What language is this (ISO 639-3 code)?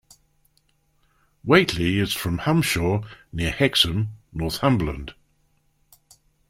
eng